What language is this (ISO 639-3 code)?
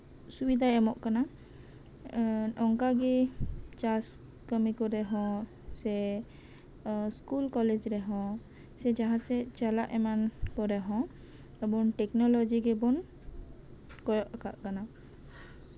sat